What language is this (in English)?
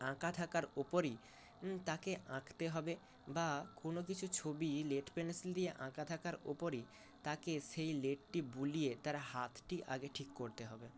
Bangla